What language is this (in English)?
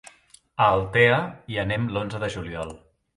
Catalan